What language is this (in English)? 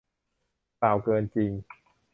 Thai